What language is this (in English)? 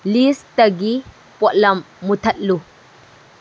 Manipuri